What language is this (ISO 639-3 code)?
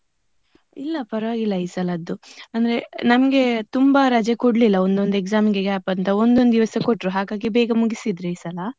kan